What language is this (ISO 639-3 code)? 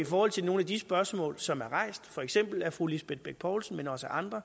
dan